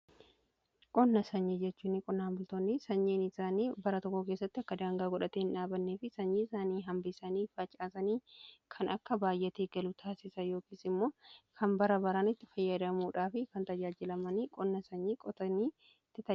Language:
Oromo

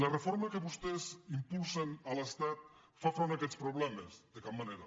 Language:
Catalan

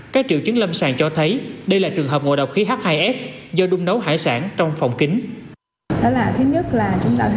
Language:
Vietnamese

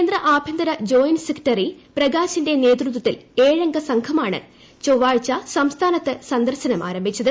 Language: Malayalam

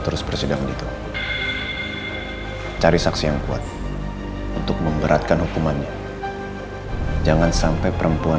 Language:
Indonesian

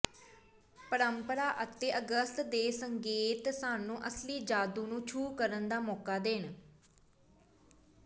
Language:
Punjabi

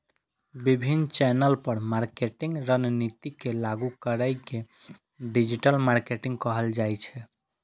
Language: Maithili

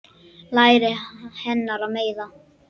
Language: Icelandic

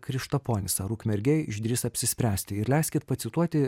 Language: Lithuanian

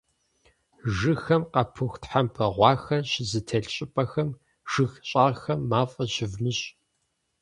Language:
Kabardian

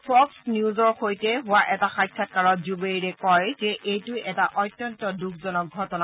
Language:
Assamese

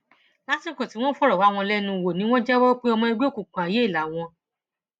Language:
Yoruba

